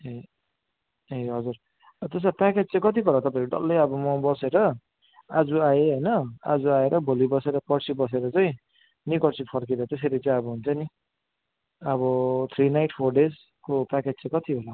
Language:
Nepali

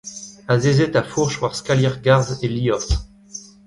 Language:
Breton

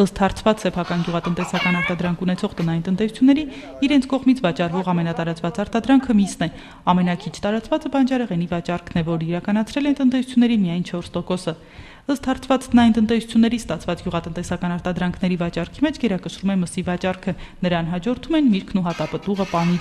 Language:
Romanian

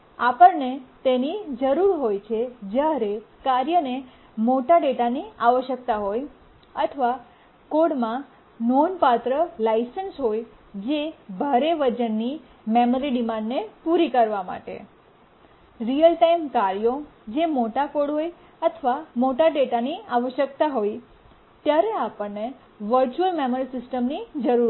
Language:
Gujarati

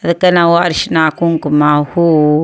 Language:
Kannada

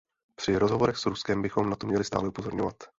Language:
Czech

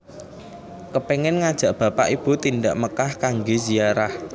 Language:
Javanese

